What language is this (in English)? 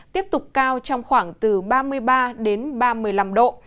Vietnamese